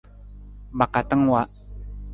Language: Nawdm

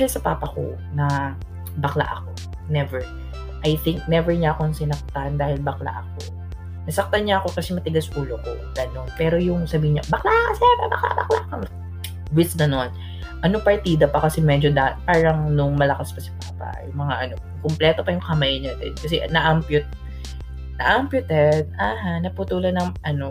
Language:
Filipino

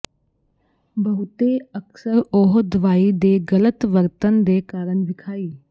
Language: Punjabi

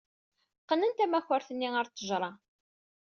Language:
Kabyle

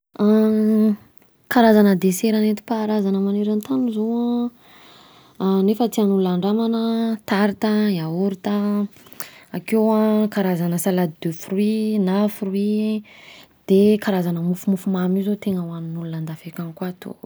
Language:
Southern Betsimisaraka Malagasy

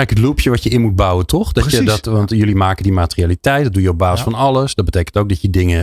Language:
Dutch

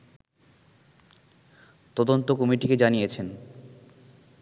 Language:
Bangla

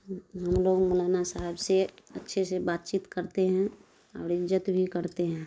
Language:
Urdu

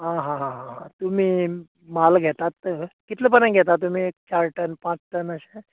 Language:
Konkani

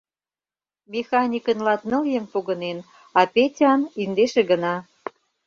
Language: Mari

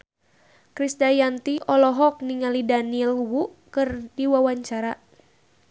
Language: Sundanese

